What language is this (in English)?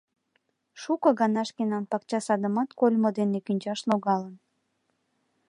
Mari